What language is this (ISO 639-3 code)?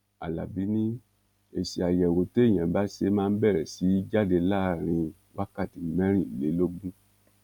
yor